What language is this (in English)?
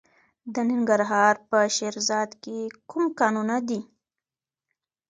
Pashto